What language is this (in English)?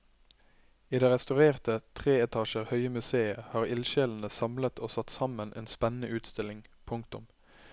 Norwegian